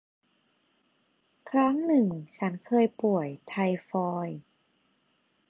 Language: Thai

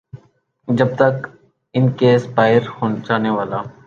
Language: Urdu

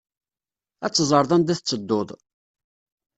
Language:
Kabyle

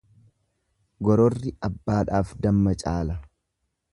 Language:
Oromo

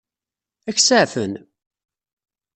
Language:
Kabyle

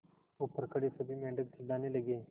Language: Hindi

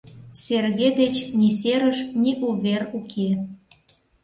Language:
Mari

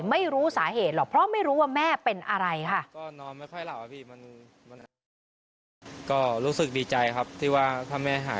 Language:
Thai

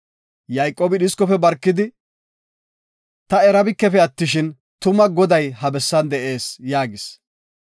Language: Gofa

